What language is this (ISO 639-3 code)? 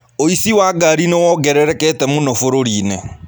kik